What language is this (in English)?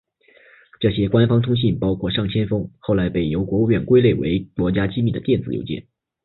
Chinese